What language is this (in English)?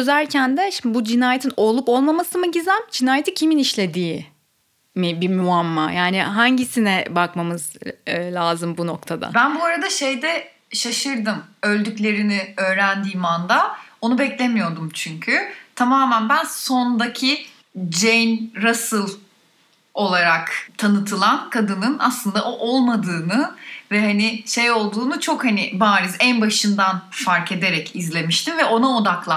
Turkish